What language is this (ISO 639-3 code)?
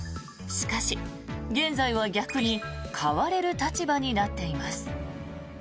jpn